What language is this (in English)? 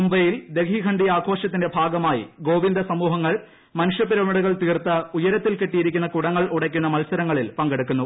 Malayalam